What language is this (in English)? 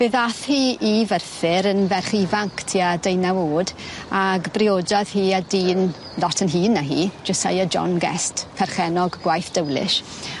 Welsh